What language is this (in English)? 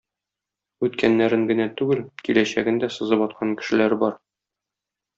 Tatar